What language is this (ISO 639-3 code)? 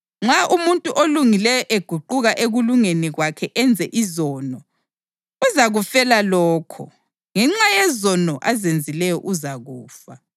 nde